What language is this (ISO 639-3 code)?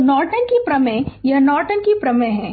hin